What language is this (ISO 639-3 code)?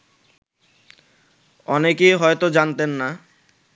ben